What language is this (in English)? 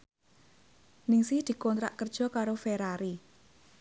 Javanese